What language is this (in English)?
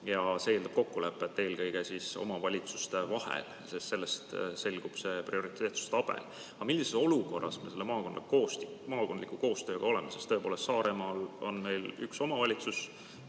Estonian